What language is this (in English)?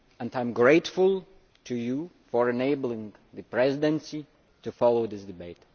English